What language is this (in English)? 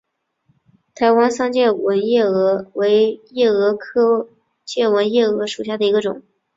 Chinese